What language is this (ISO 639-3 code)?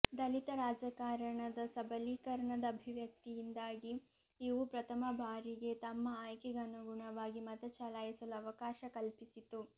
kan